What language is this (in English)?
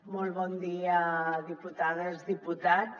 Catalan